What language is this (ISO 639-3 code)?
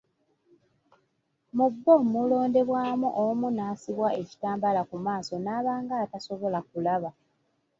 lug